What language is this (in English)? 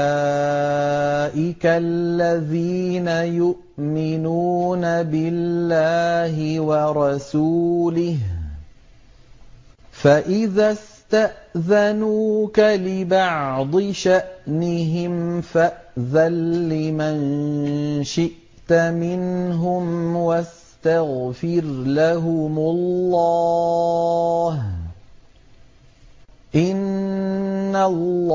Arabic